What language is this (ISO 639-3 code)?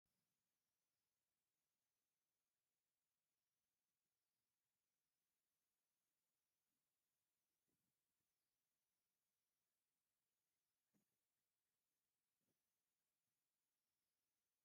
tir